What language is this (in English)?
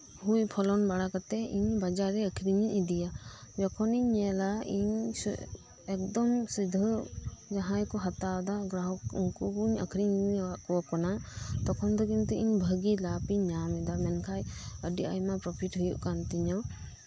Santali